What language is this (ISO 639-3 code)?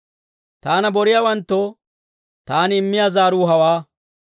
dwr